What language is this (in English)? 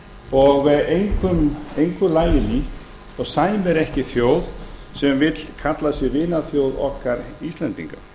Icelandic